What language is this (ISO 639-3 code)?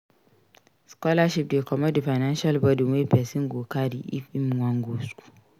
pcm